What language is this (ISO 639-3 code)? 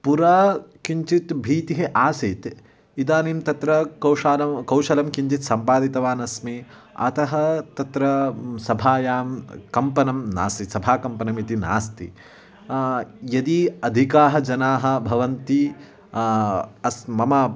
san